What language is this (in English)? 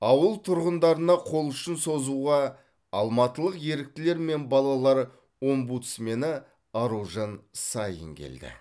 Kazakh